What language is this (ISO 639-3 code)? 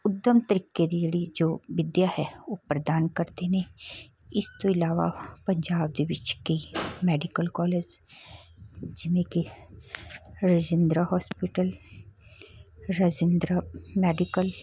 pan